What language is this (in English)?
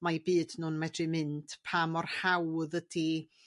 Welsh